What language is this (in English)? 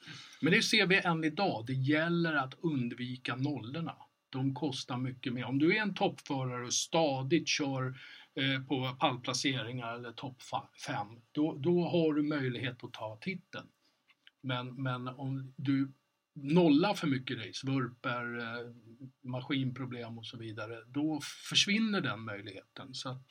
Swedish